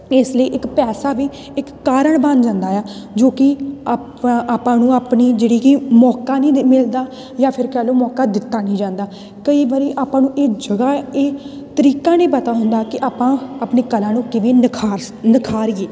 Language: Punjabi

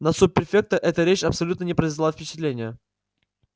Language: Russian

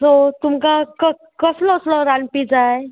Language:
Konkani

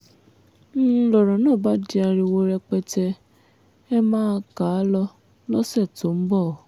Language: Yoruba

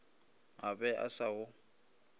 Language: Northern Sotho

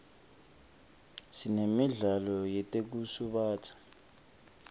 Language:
Swati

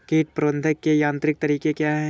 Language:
Hindi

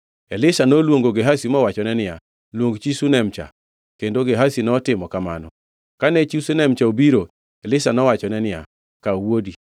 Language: Luo (Kenya and Tanzania)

